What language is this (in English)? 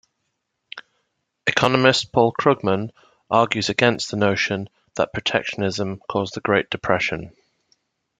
English